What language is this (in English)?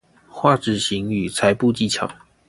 Chinese